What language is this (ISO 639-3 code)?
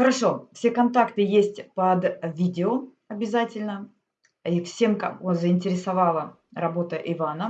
rus